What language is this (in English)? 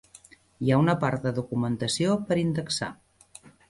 Catalan